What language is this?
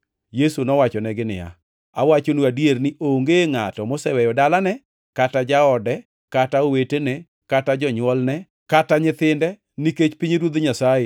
Luo (Kenya and Tanzania)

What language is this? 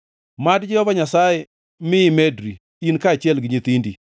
Luo (Kenya and Tanzania)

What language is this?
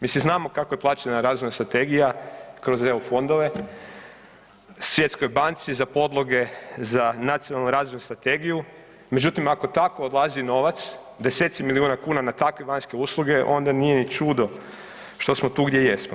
Croatian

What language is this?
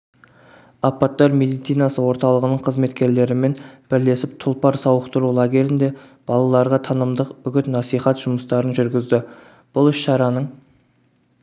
Kazakh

